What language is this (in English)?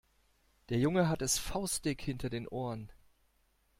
German